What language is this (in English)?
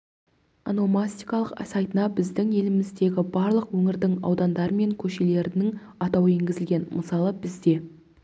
Kazakh